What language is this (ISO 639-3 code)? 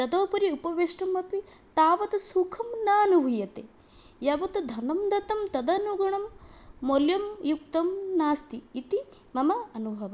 san